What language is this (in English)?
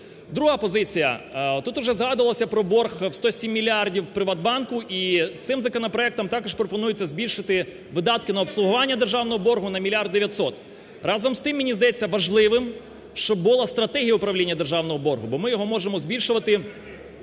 Ukrainian